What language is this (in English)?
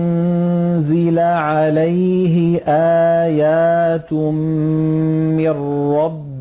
Arabic